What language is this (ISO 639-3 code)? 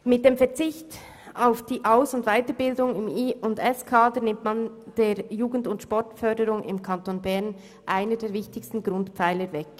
gsw